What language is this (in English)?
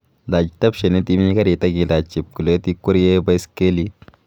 Kalenjin